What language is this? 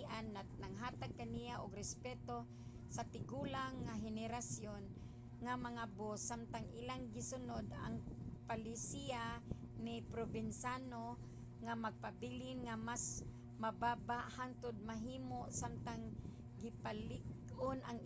Cebuano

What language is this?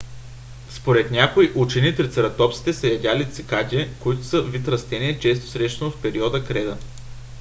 Bulgarian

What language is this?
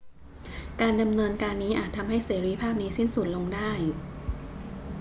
Thai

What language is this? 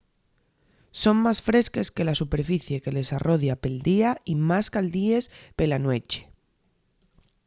Asturian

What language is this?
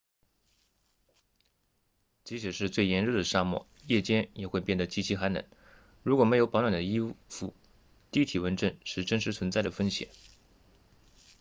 Chinese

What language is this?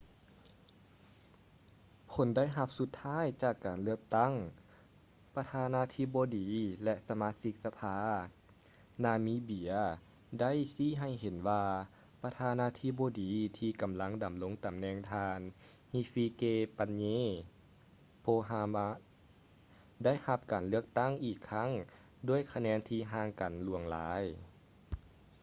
Lao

